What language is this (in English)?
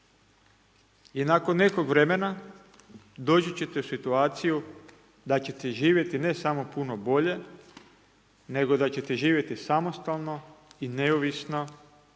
Croatian